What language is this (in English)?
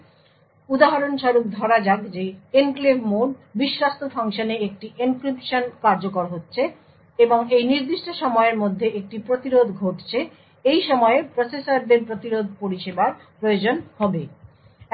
Bangla